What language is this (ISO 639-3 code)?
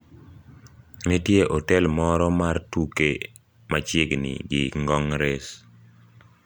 luo